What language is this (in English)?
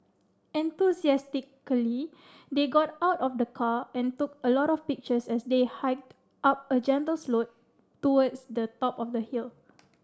English